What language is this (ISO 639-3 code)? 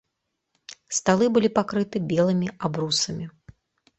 bel